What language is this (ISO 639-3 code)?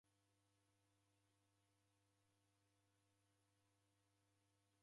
dav